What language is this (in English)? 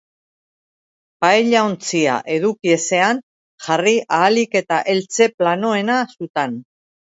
Basque